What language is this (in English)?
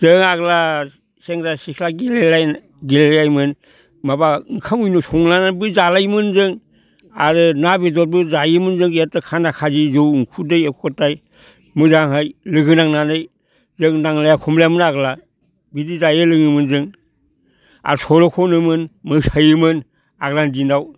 Bodo